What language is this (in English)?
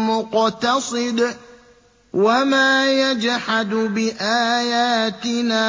Arabic